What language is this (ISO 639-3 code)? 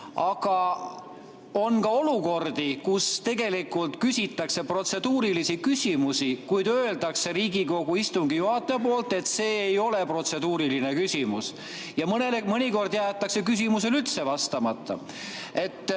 est